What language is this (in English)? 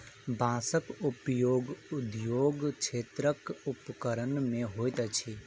Maithili